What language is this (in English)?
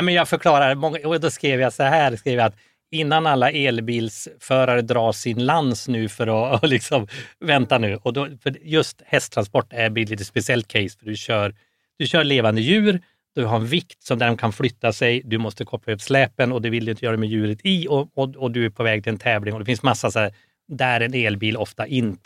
Swedish